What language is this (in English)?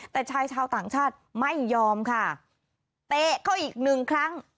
Thai